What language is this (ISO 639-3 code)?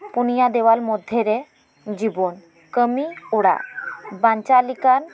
sat